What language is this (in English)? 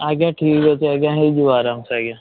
Odia